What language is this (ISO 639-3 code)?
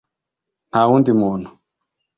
kin